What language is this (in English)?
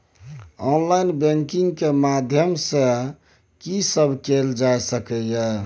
Maithili